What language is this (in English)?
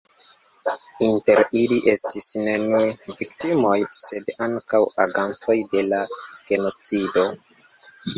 Esperanto